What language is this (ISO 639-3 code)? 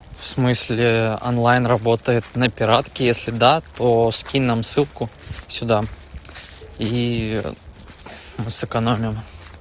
rus